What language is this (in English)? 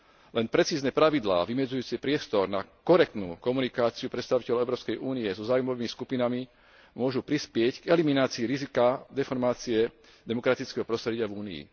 Slovak